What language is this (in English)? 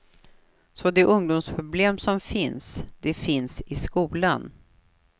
Swedish